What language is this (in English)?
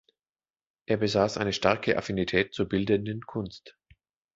German